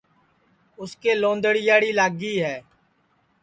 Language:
Sansi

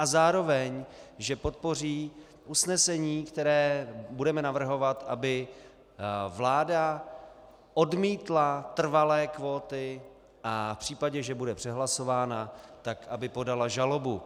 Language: Czech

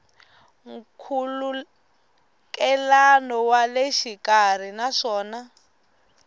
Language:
Tsonga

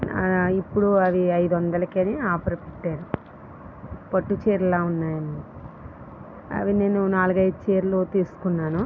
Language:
Telugu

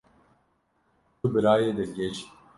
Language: Kurdish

